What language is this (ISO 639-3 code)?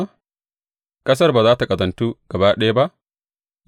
hau